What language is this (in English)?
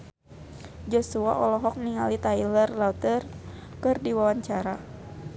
Sundanese